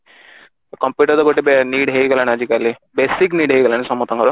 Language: Odia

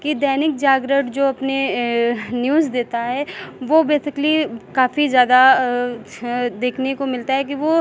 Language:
Hindi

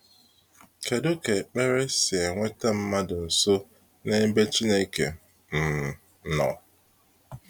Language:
Igbo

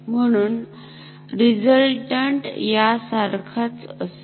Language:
Marathi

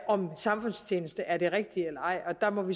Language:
Danish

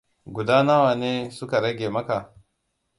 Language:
Hausa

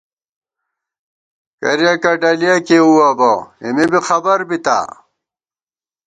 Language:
Gawar-Bati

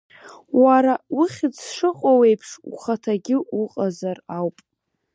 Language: Abkhazian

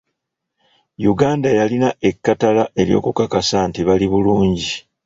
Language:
Ganda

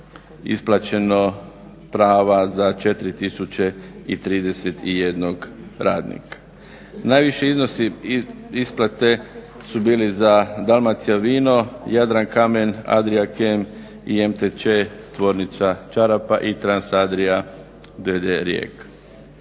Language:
Croatian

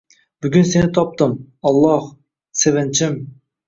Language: Uzbek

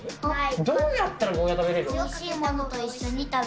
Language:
Japanese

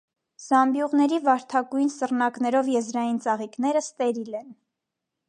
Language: Armenian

